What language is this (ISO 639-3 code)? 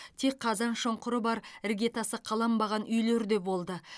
kaz